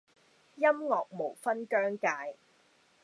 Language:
Cantonese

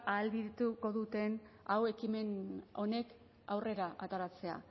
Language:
Basque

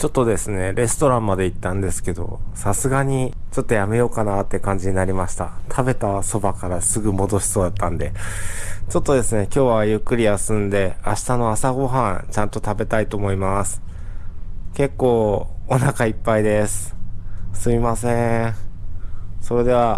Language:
Japanese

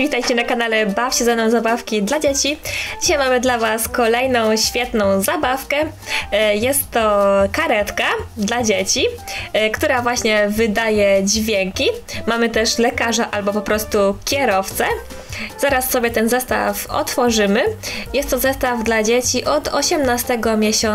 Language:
Polish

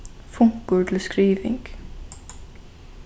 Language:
Faroese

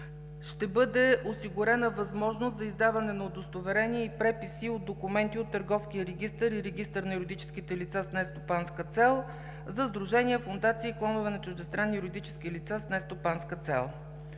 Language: Bulgarian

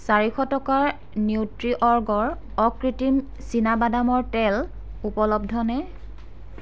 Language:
Assamese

